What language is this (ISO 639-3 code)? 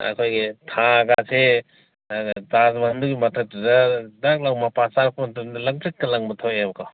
mni